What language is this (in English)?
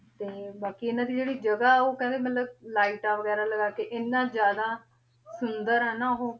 Punjabi